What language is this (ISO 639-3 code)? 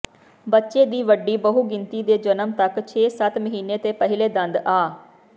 pan